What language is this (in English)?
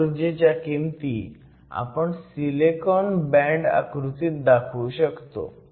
Marathi